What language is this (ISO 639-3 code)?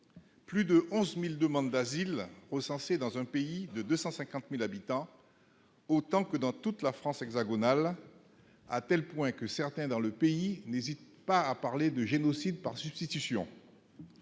fra